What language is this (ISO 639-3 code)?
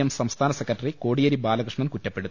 mal